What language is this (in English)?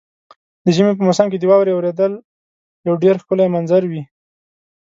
Pashto